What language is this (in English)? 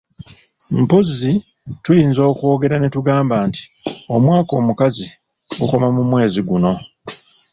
Ganda